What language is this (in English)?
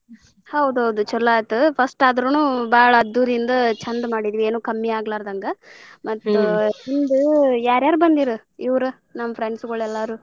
Kannada